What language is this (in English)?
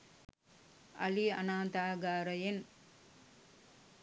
Sinhala